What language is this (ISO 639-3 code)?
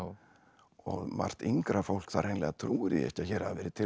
isl